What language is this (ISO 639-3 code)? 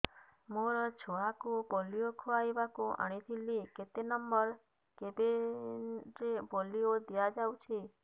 ori